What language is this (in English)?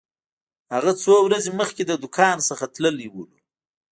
Pashto